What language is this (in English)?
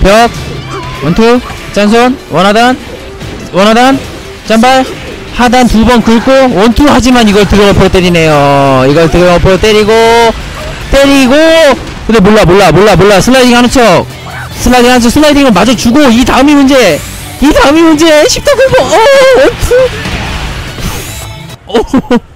Korean